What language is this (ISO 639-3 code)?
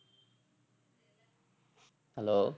tam